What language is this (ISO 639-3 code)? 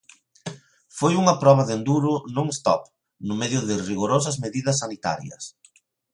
glg